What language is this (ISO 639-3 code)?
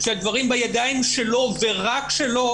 heb